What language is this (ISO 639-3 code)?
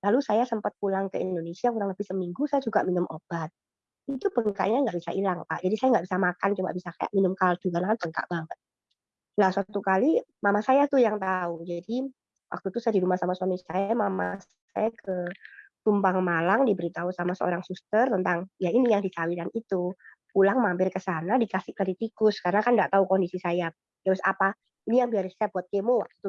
ind